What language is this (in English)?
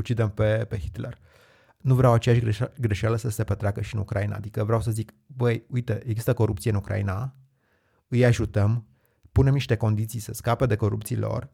Romanian